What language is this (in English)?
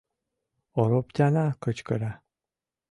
Mari